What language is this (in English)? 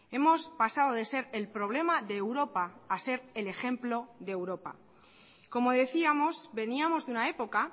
Spanish